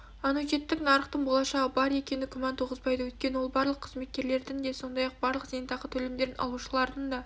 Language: Kazakh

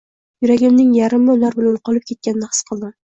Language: Uzbek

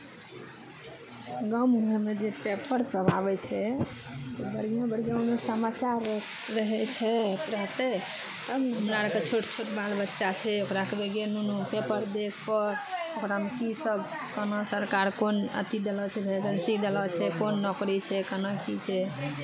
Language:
Maithili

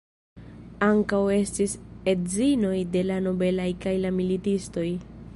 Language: Esperanto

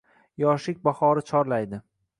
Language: Uzbek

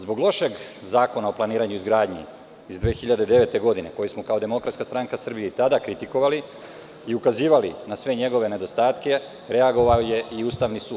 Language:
Serbian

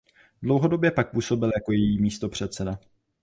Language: Czech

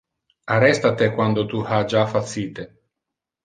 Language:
Interlingua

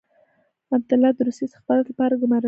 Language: Pashto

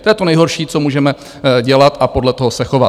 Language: Czech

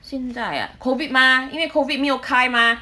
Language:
English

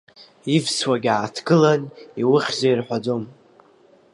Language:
Abkhazian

